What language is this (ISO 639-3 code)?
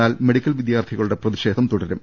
mal